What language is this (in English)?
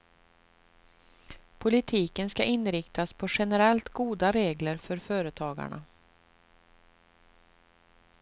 Swedish